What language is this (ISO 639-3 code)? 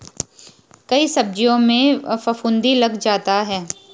hin